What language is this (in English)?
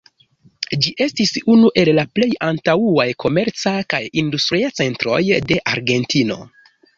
Esperanto